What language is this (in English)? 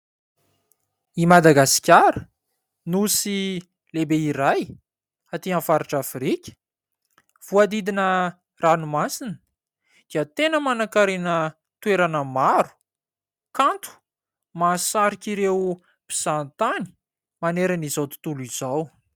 Malagasy